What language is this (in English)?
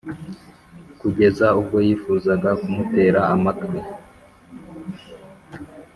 Kinyarwanda